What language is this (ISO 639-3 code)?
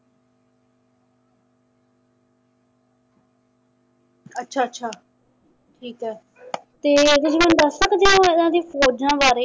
pan